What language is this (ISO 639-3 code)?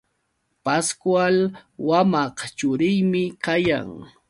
qux